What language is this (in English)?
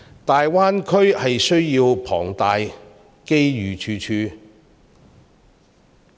Cantonese